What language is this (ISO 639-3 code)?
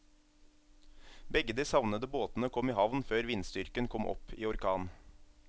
nor